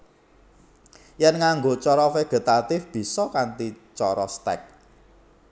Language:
Javanese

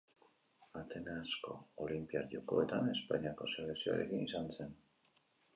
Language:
Basque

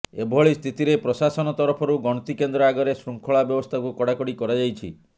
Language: Odia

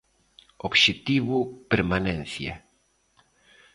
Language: Galician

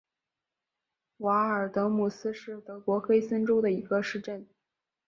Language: Chinese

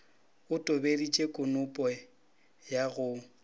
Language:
Northern Sotho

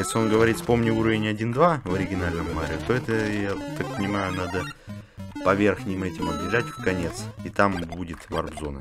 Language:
Russian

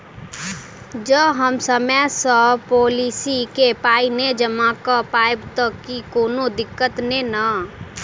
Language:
Maithili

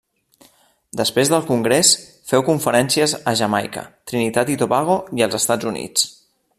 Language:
Catalan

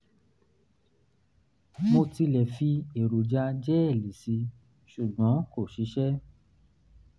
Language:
Yoruba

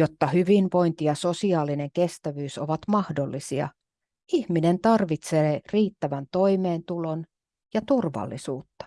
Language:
Finnish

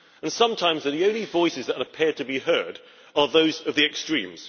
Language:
English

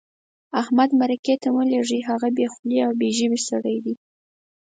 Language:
Pashto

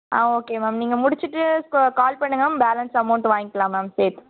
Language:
Tamil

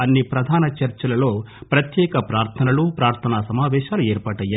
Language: Telugu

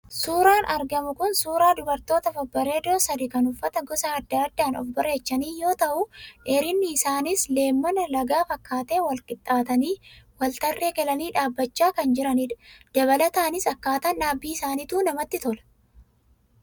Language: Oromo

